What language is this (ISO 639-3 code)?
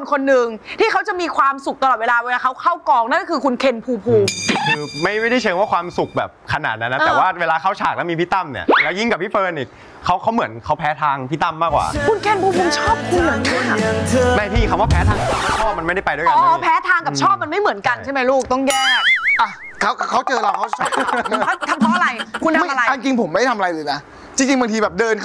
tha